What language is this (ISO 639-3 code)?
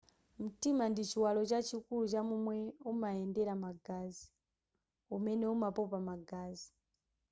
nya